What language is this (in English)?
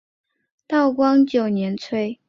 Chinese